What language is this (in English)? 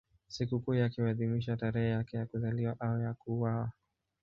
Swahili